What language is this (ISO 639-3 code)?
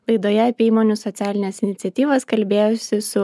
lit